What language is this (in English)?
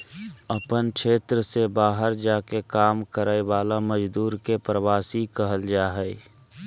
Magahi